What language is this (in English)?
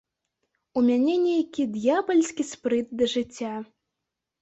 Belarusian